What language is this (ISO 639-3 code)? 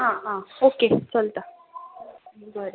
kok